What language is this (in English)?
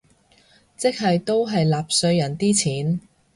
Cantonese